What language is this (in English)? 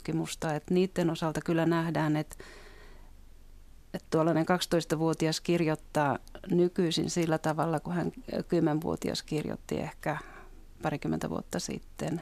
Finnish